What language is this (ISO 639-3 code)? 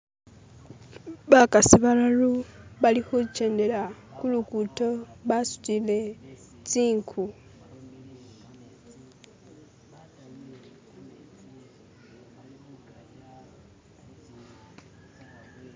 myx